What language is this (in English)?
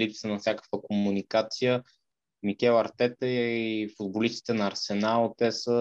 Bulgarian